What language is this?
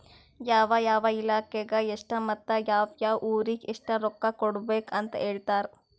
Kannada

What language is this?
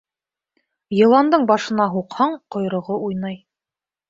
Bashkir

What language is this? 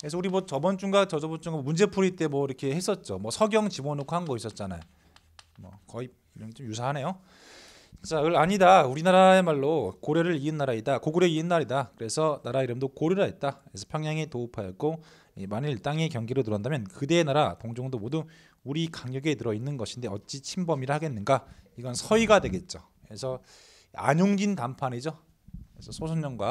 Korean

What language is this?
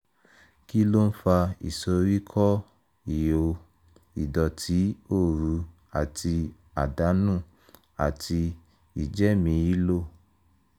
Yoruba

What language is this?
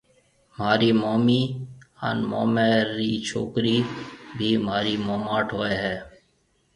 Marwari (Pakistan)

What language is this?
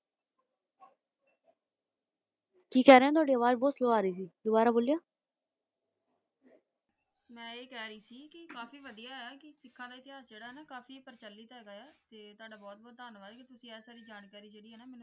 Punjabi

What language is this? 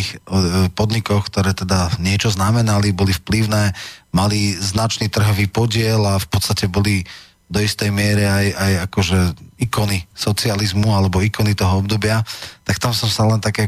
Slovak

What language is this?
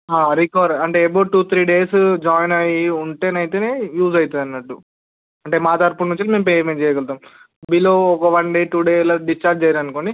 Telugu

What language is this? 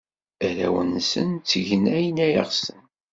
Kabyle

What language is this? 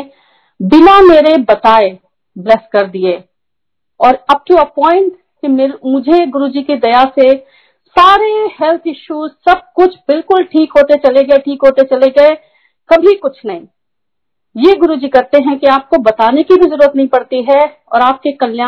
Hindi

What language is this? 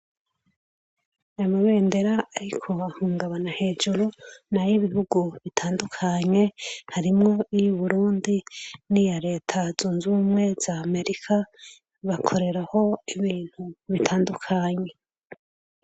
Rundi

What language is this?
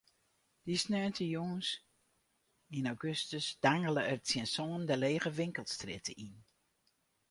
Western Frisian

